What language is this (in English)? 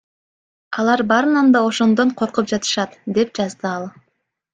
Kyrgyz